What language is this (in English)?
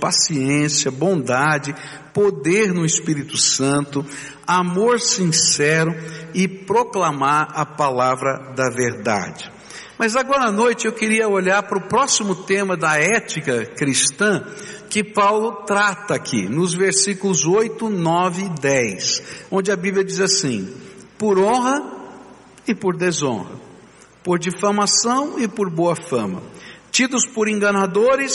Portuguese